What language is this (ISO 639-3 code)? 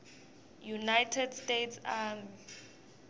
ssw